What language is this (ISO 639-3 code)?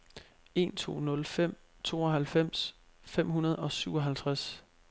dan